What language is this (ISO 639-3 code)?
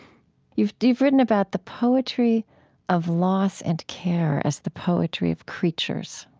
eng